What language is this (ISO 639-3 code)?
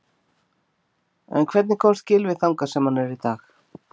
isl